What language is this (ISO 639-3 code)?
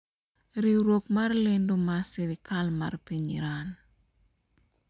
luo